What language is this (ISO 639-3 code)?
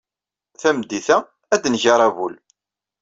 kab